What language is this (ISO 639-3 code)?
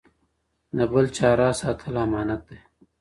pus